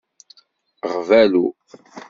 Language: Kabyle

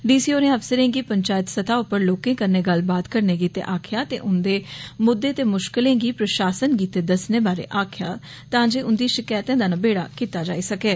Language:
Dogri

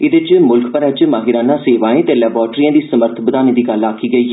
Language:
Dogri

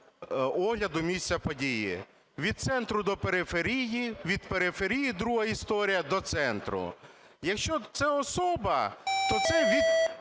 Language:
Ukrainian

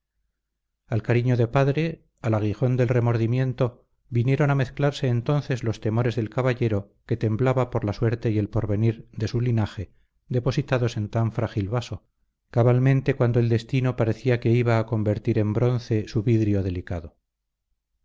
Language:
Spanish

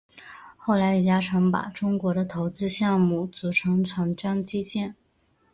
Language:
Chinese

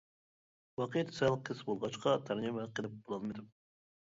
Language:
Uyghur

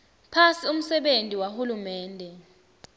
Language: Swati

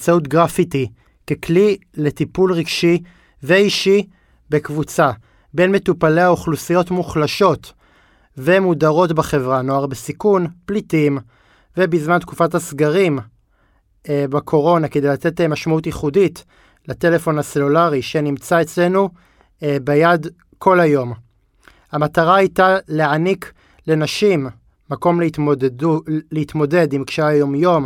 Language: Hebrew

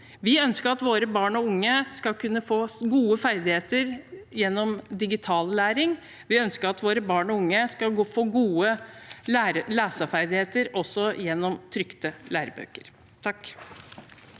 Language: Norwegian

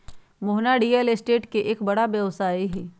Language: Magahi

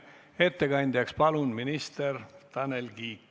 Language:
Estonian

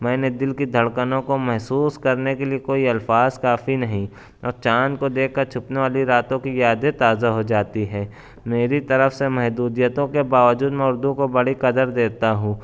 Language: Urdu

